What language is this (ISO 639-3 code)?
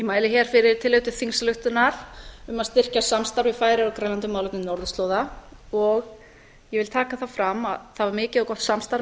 isl